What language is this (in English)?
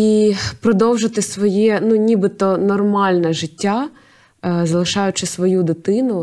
Ukrainian